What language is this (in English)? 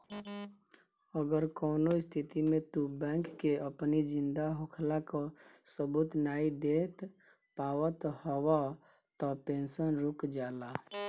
Bhojpuri